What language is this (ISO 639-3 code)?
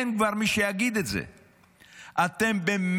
heb